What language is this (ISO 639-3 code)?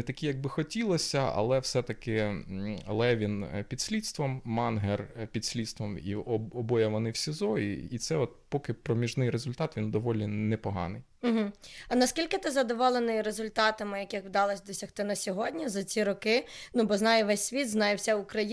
ukr